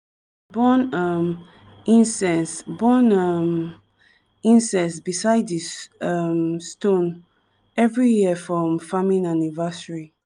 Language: Nigerian Pidgin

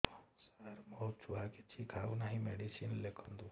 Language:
Odia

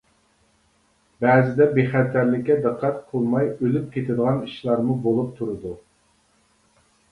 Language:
Uyghur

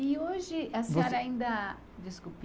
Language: Portuguese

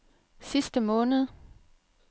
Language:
Danish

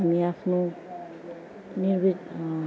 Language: Nepali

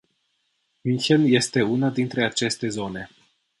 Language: Romanian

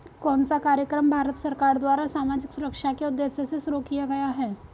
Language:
Hindi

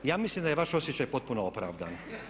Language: Croatian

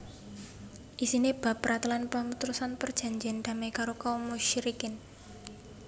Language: Javanese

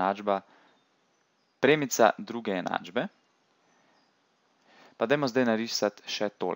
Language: Portuguese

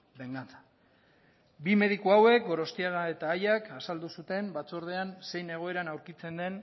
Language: Basque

